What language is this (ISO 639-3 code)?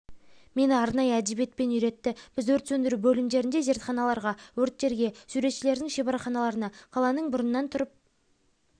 kaz